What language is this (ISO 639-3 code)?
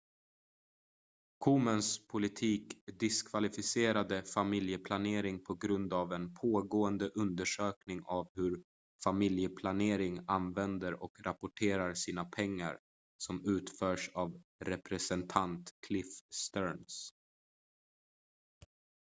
swe